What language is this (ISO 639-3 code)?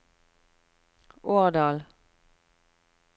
nor